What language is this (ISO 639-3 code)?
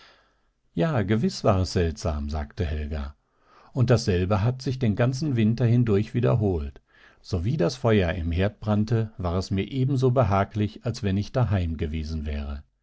deu